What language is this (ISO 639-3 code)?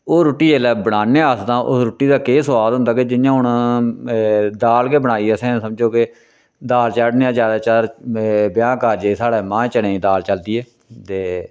doi